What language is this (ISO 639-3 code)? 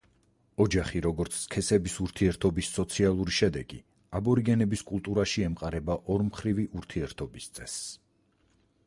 kat